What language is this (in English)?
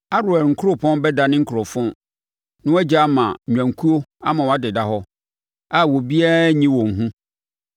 Akan